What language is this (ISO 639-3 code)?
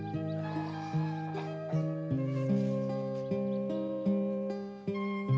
ind